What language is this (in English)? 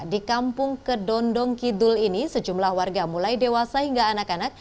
Indonesian